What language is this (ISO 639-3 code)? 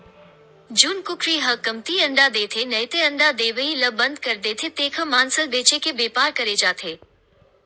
hne